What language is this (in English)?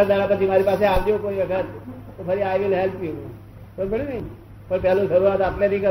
Gujarati